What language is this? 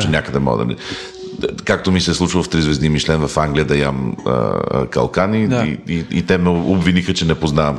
Bulgarian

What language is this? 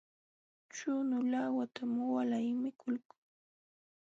Jauja Wanca Quechua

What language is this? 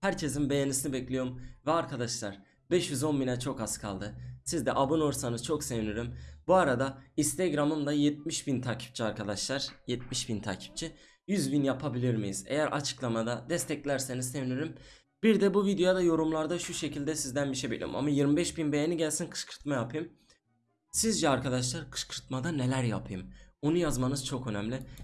Turkish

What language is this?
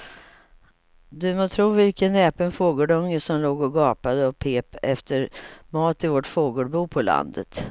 Swedish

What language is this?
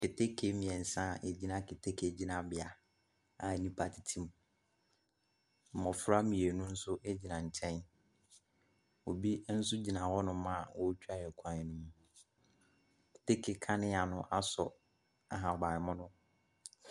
Akan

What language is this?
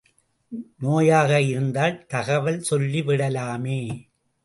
Tamil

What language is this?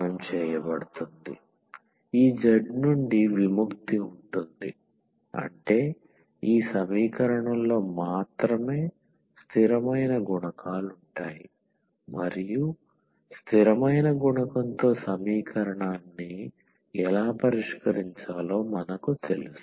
Telugu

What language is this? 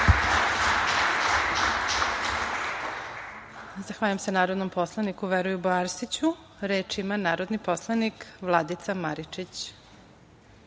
Serbian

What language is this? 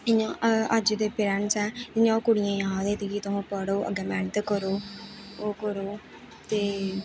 Dogri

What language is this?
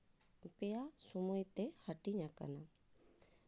Santali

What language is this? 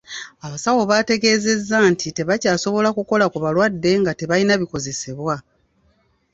Ganda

